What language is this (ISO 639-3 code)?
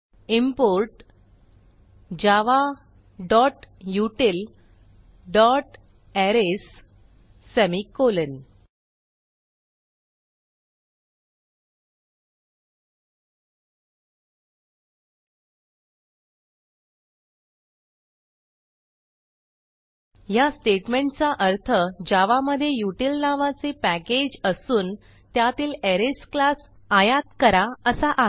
mar